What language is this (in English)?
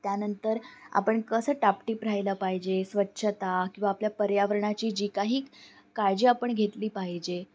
Marathi